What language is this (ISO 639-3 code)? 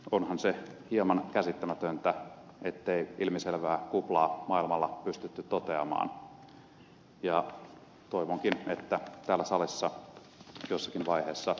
fin